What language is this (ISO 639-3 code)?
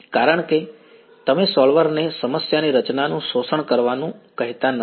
guj